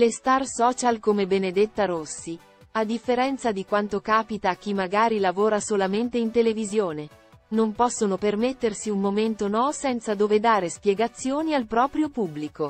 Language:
Italian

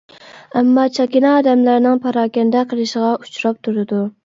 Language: Uyghur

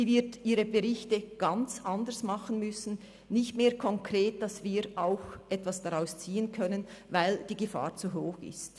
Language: Swiss German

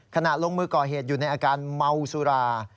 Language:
Thai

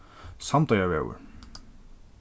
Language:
Faroese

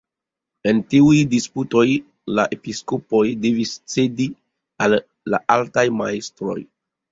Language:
Esperanto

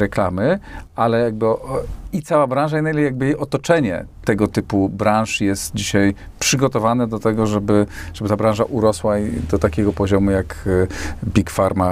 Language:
Polish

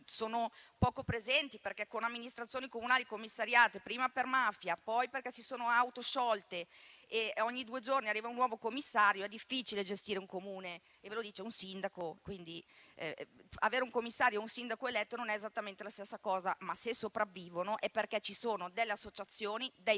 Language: Italian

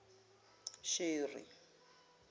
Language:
Zulu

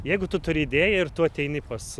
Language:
Lithuanian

